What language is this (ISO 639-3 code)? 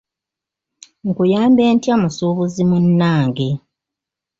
lug